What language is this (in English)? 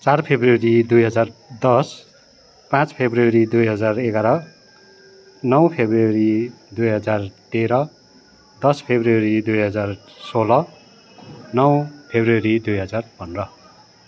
Nepali